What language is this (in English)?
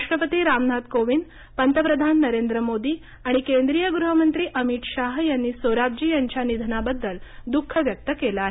Marathi